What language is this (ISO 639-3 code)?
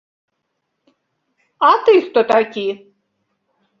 bel